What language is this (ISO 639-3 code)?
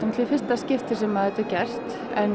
isl